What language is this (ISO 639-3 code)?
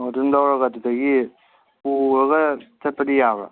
mni